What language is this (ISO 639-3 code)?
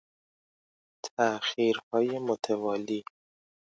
fas